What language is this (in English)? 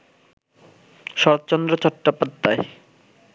Bangla